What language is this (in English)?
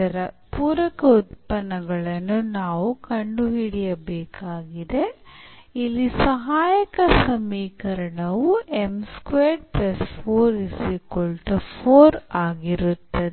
Kannada